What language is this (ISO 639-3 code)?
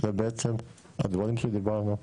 heb